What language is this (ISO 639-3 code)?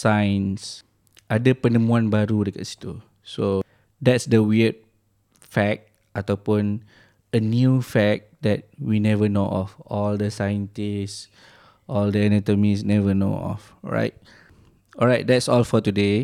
msa